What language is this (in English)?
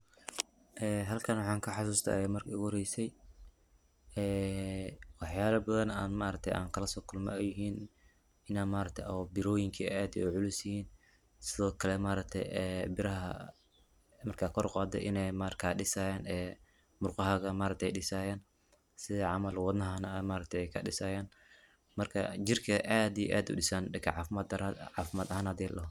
Somali